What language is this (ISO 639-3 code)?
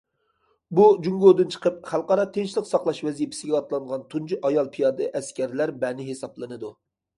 uig